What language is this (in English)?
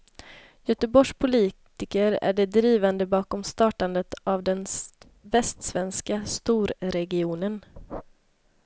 Swedish